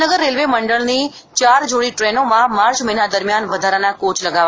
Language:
Gujarati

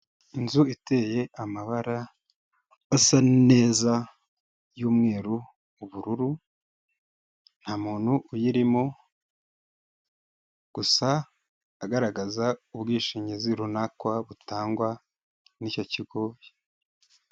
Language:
Kinyarwanda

